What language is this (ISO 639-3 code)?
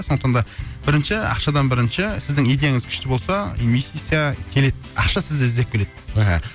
kaz